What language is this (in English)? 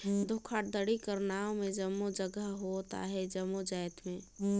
Chhattisgarhi